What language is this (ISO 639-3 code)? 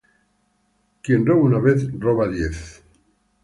spa